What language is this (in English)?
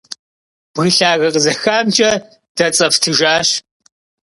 Kabardian